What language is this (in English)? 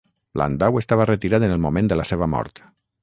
Catalan